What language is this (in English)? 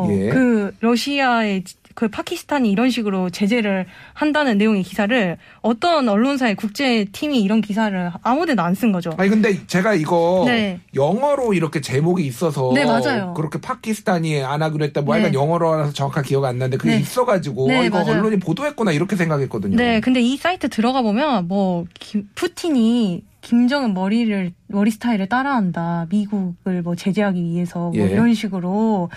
Korean